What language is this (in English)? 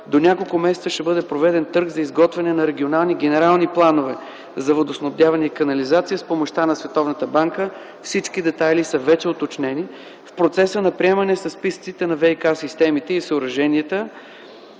Bulgarian